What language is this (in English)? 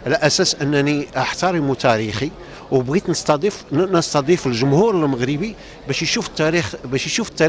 Arabic